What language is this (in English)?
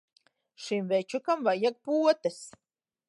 Latvian